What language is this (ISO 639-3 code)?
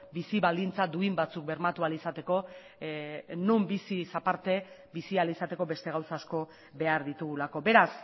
eus